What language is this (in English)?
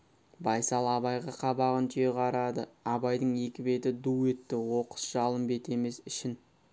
Kazakh